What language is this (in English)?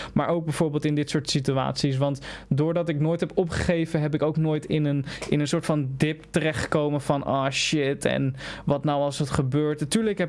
Dutch